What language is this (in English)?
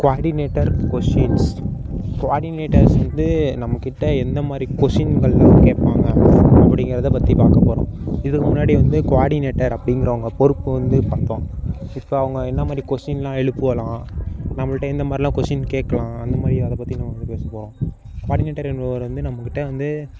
Tamil